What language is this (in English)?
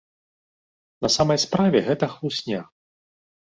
Belarusian